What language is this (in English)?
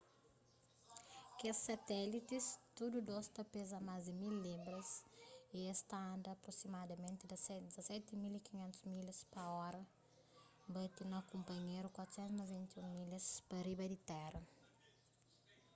Kabuverdianu